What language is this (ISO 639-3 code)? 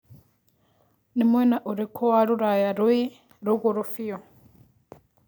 kik